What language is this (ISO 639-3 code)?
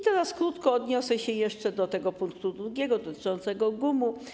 pol